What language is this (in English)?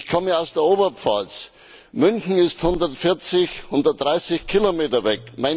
German